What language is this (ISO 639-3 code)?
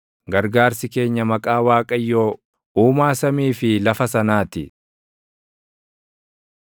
orm